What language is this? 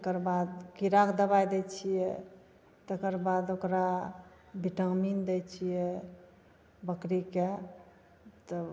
Maithili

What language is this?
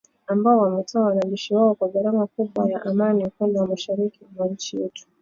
Swahili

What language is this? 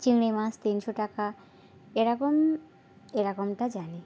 Bangla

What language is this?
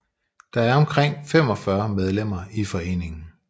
Danish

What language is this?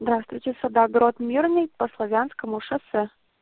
Russian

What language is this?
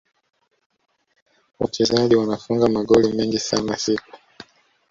Swahili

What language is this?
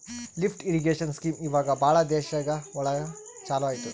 Kannada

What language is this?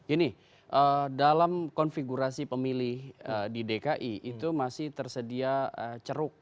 Indonesian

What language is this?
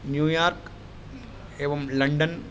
Sanskrit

